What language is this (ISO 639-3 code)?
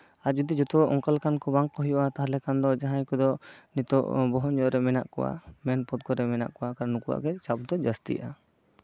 sat